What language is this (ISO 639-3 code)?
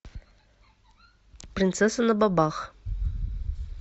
rus